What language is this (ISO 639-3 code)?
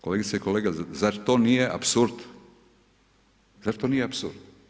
hrv